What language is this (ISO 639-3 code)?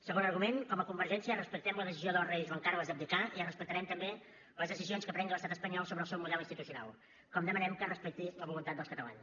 cat